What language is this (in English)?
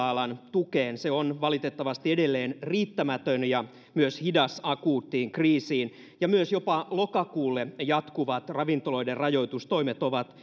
Finnish